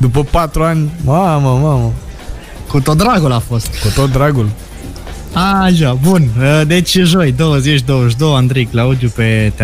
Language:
Romanian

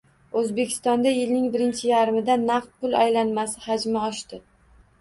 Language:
Uzbek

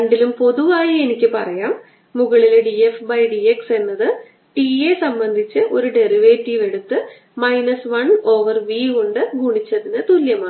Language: Malayalam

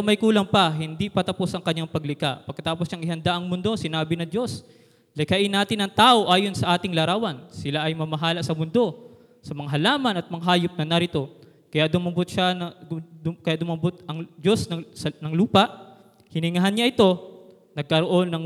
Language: Filipino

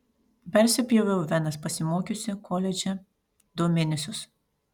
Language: Lithuanian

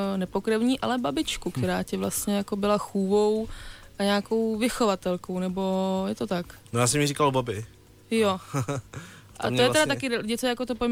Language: Czech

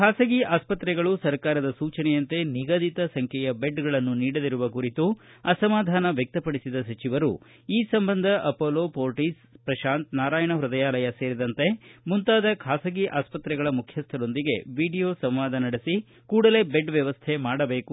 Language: Kannada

